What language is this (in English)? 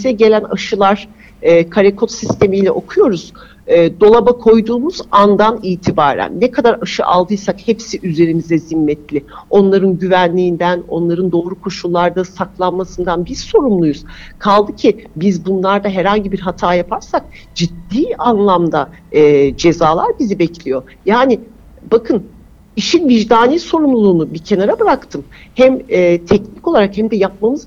Turkish